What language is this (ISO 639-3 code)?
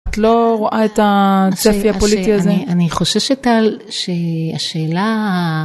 heb